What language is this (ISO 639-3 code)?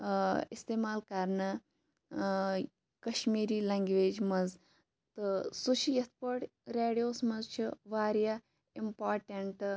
kas